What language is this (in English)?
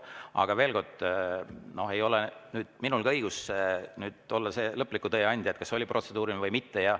Estonian